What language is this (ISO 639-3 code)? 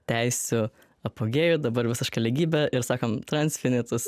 lit